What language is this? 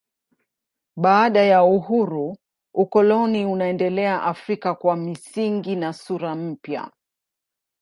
Swahili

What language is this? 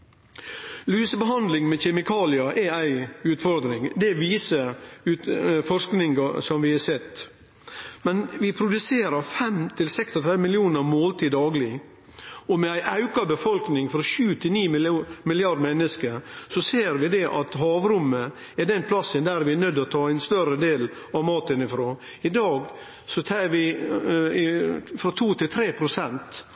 Norwegian Nynorsk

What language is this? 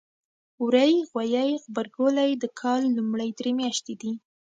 Pashto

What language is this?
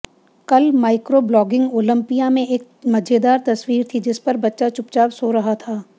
Hindi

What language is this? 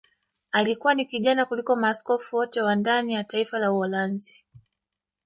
Swahili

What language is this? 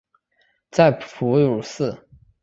Chinese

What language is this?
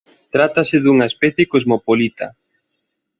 Galician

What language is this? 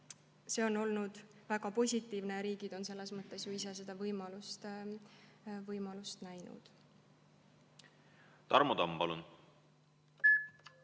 Estonian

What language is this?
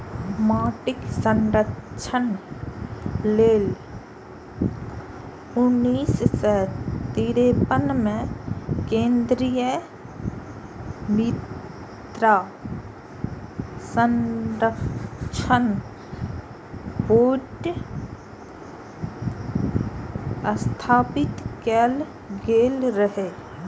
Maithili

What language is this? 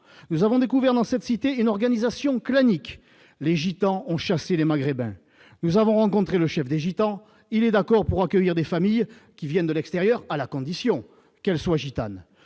French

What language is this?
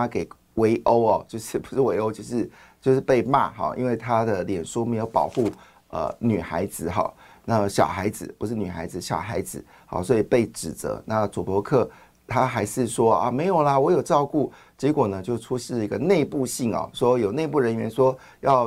Chinese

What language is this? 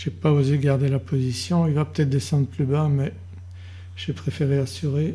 French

